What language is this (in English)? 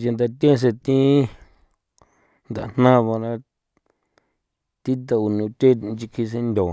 San Felipe Otlaltepec Popoloca